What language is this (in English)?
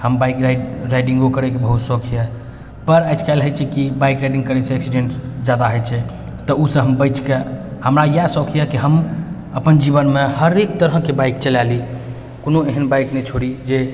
Maithili